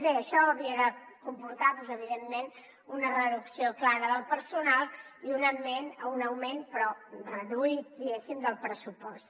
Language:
Catalan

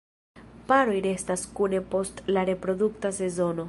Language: Esperanto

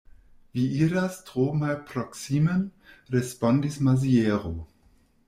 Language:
Esperanto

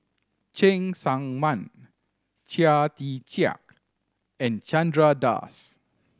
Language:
English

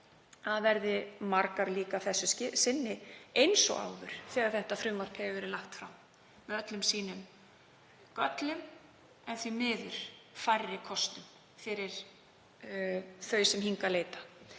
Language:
Icelandic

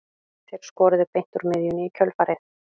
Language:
Icelandic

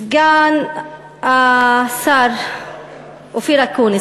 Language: Hebrew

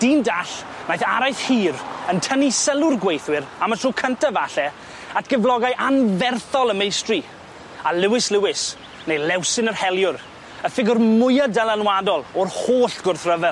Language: Welsh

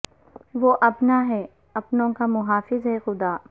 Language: Urdu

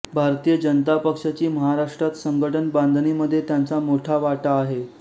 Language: Marathi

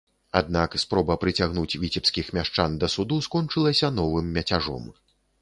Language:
Belarusian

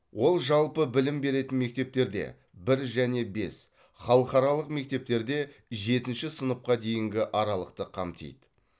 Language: Kazakh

